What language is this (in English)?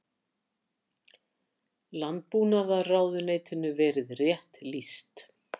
Icelandic